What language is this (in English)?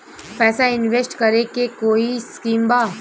Bhojpuri